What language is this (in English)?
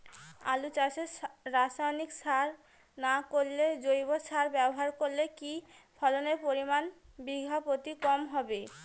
Bangla